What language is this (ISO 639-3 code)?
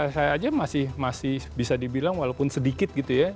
ind